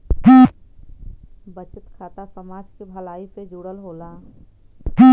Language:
Bhojpuri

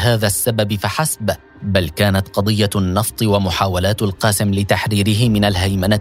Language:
Arabic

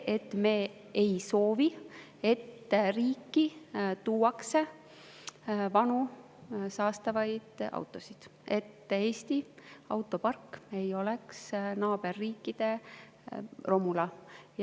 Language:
Estonian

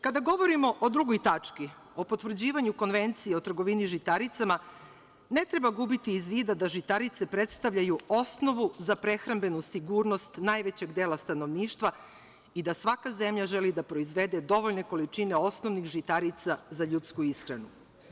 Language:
Serbian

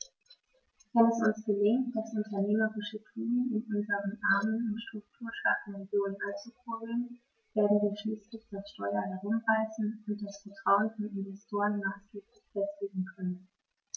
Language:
German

